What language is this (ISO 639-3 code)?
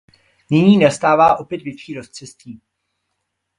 ces